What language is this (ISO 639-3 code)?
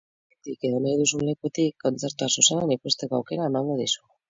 eus